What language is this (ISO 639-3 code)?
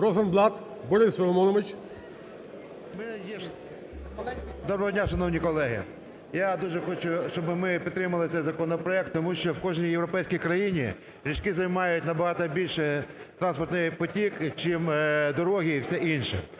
ukr